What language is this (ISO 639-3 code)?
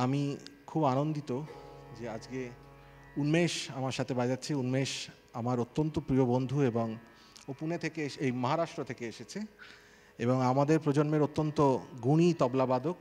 ben